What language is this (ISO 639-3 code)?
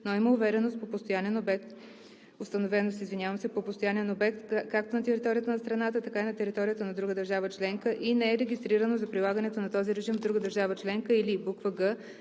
bul